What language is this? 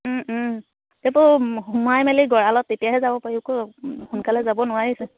Assamese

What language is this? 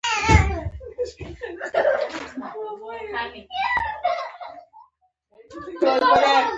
Pashto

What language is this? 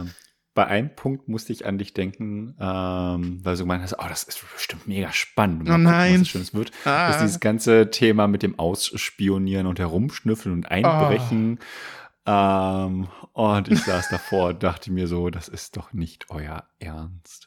German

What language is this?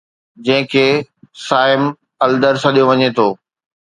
Sindhi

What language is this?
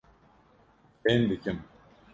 Kurdish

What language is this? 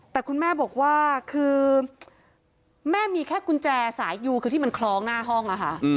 Thai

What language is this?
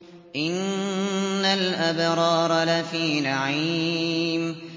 Arabic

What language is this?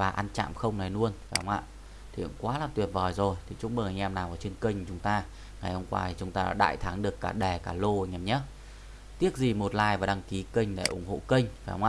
Vietnamese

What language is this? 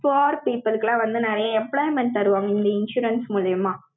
Tamil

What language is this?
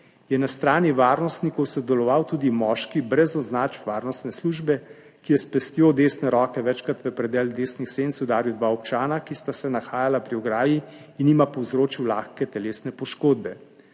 Slovenian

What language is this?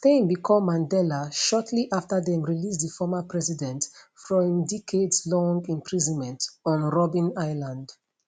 Nigerian Pidgin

